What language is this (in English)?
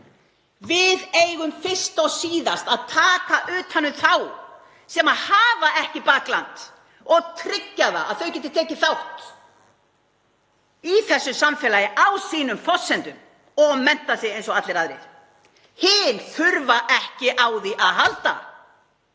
Icelandic